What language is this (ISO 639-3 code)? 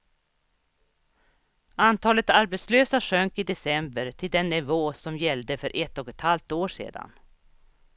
swe